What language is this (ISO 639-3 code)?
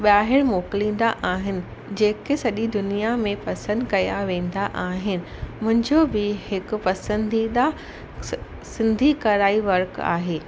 snd